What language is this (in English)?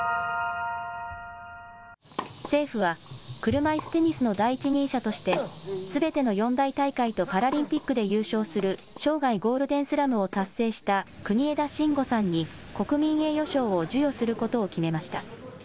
Japanese